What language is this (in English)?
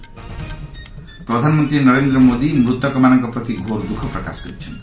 Odia